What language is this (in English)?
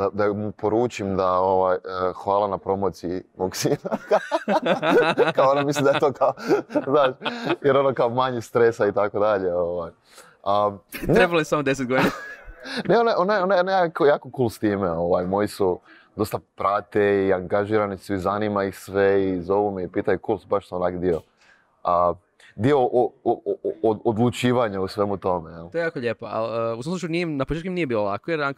Croatian